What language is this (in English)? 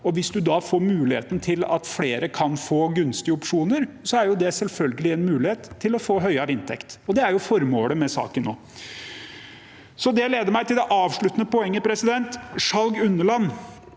Norwegian